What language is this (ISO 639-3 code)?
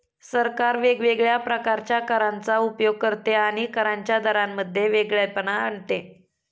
mar